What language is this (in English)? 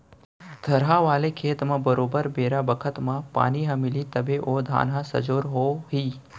Chhattisgarhi